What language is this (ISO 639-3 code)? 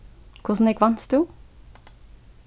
fao